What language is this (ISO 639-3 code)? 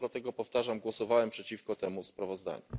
pol